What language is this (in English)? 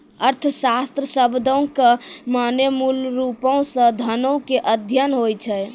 Maithili